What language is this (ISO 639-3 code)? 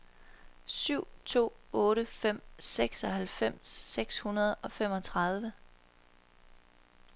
dan